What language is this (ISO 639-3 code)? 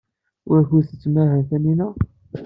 kab